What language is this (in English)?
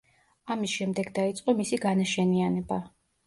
Georgian